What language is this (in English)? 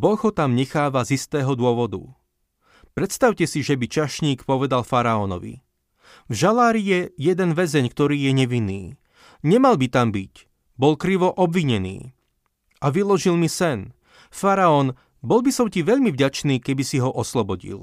Slovak